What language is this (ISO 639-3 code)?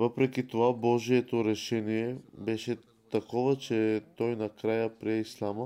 bul